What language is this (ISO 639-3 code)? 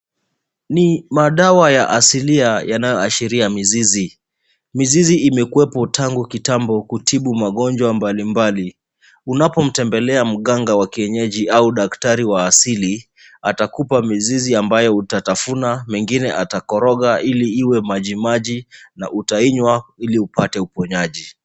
swa